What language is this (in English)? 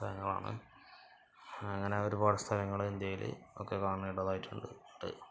Malayalam